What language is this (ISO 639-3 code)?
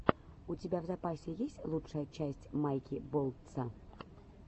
rus